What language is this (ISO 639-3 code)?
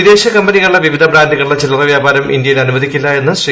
mal